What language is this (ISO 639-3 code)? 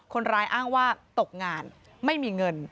tha